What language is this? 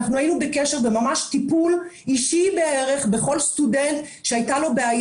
Hebrew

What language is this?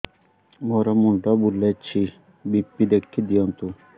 Odia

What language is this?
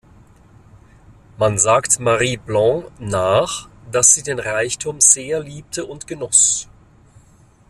German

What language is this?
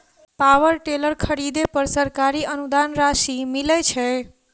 Maithili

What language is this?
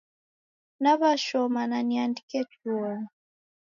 Taita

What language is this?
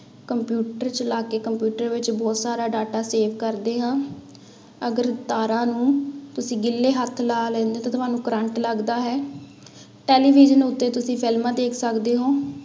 Punjabi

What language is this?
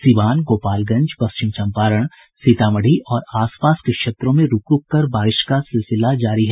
Hindi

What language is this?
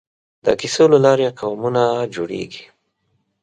Pashto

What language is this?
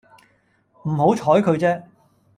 Cantonese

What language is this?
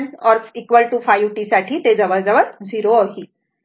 Marathi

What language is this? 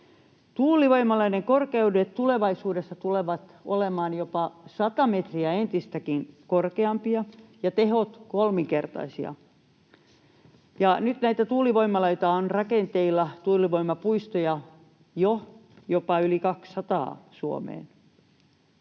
Finnish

